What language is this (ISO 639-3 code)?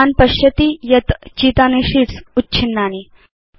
san